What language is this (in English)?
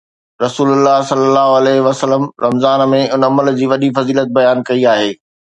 Sindhi